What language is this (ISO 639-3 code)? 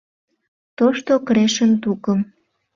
chm